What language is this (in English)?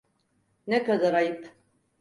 Turkish